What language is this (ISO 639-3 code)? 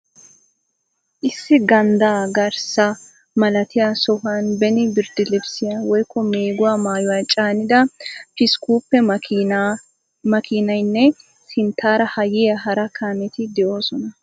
wal